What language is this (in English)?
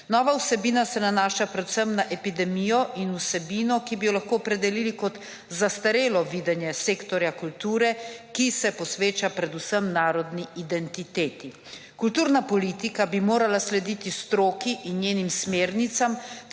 Slovenian